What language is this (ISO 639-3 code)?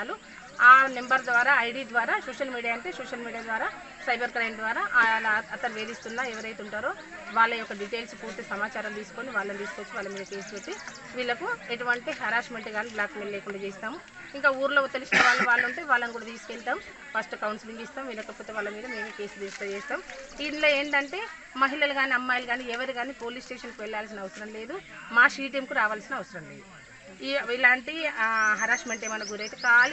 tel